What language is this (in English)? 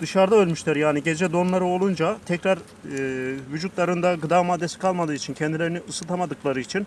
Turkish